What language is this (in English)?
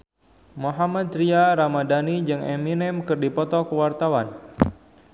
Sundanese